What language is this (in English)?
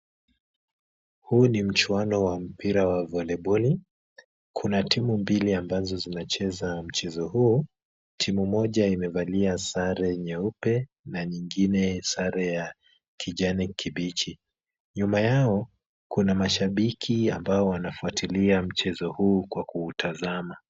Swahili